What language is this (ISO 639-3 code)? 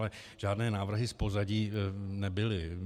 ces